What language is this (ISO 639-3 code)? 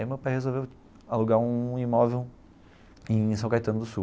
por